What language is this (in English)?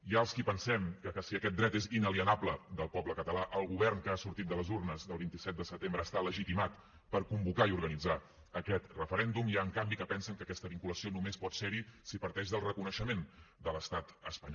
Catalan